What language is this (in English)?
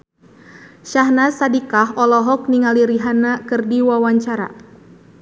Sundanese